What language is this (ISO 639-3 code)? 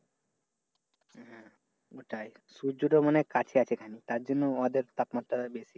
ben